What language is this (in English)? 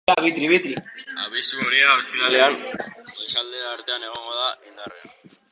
Basque